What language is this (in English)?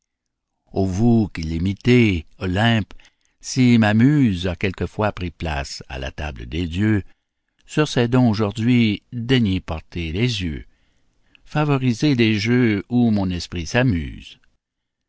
French